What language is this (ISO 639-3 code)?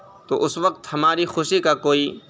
urd